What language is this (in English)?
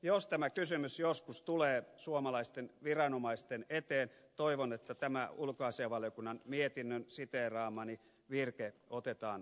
Finnish